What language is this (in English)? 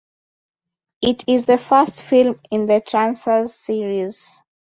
English